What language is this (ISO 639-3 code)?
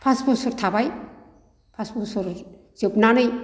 brx